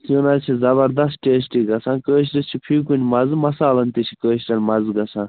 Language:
Kashmiri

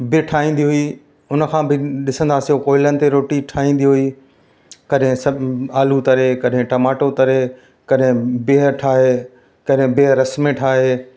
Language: Sindhi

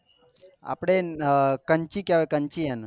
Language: Gujarati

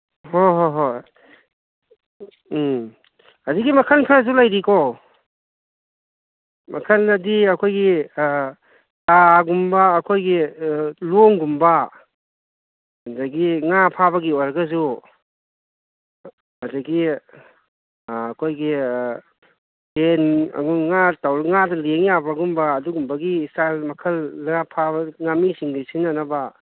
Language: Manipuri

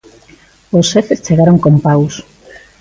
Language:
Galician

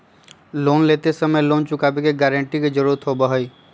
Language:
Magahi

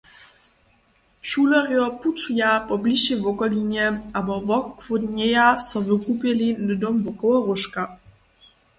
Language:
Upper Sorbian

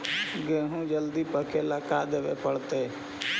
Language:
Magahi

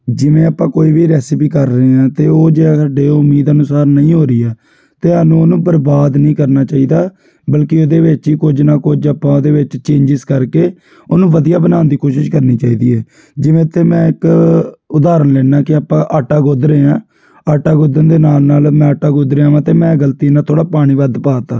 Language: Punjabi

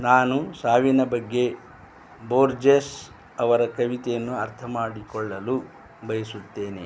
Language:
Kannada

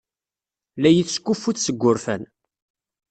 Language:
Kabyle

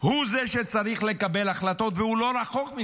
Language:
Hebrew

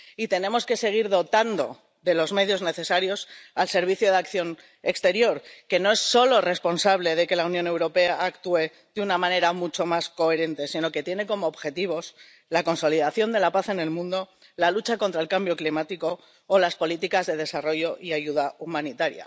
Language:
Spanish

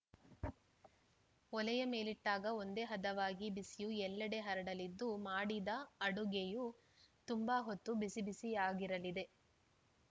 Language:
Kannada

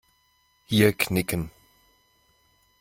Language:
German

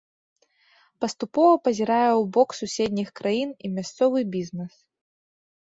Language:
Belarusian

